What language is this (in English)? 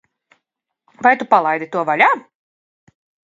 Latvian